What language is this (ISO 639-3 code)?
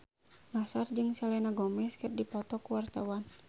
sun